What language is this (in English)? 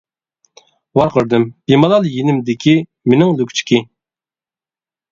Uyghur